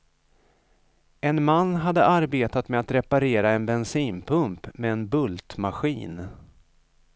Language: Swedish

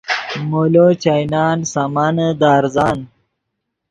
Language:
Yidgha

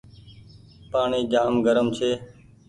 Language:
Goaria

